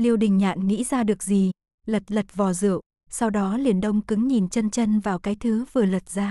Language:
Vietnamese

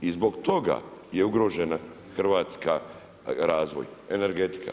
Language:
Croatian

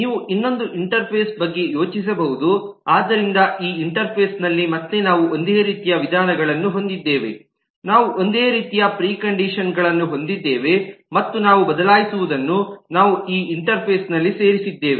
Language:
Kannada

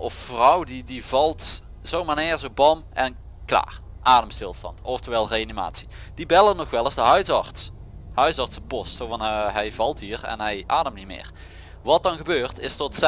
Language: Dutch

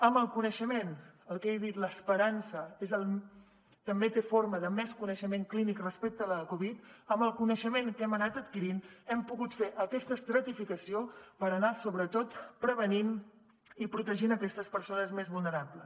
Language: Catalan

